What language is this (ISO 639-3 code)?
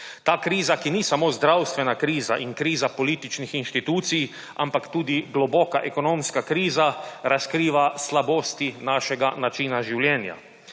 slv